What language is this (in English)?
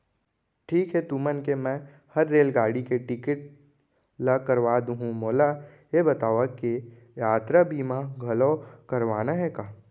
Chhattisgarhi